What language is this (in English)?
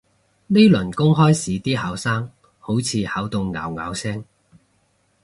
Cantonese